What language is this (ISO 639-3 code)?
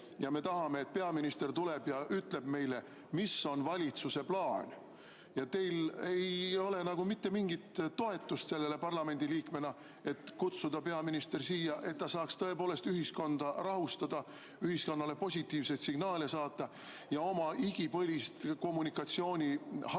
est